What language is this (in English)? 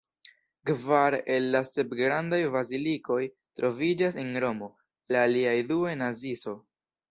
Esperanto